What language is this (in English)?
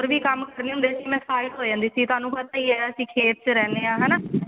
Punjabi